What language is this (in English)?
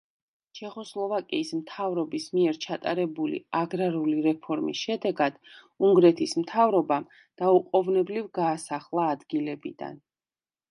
Georgian